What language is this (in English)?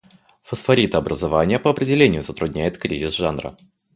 Russian